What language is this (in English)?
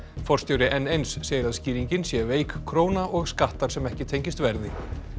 Icelandic